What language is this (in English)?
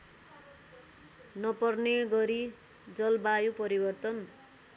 Nepali